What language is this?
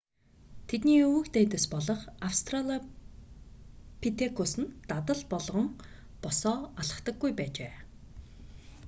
Mongolian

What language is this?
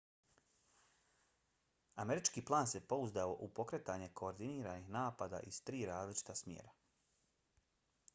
Bosnian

